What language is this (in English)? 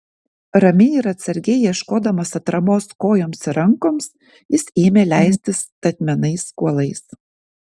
Lithuanian